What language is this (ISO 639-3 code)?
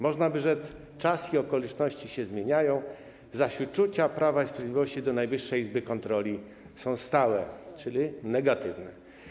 pol